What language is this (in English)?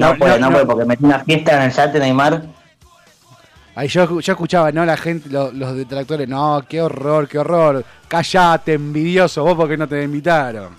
Spanish